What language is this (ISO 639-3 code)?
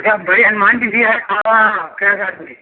hin